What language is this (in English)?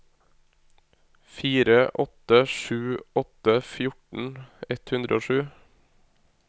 Norwegian